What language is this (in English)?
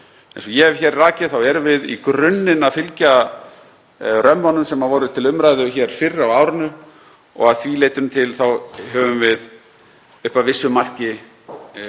Icelandic